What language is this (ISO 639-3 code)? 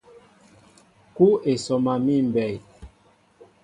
mbo